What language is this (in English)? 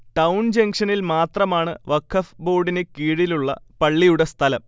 Malayalam